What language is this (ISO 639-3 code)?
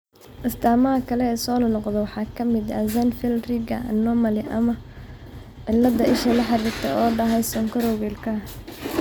som